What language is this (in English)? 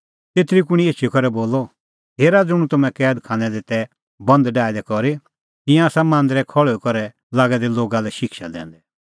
Kullu Pahari